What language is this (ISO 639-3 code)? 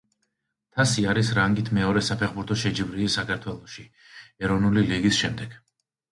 kat